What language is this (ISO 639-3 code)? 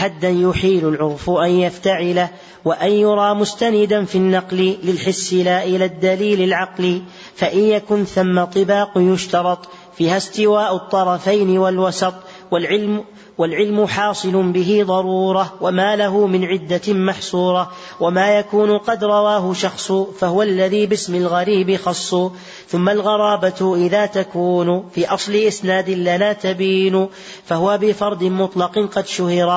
ara